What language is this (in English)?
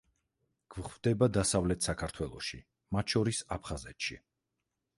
Georgian